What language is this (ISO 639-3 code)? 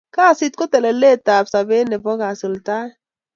kln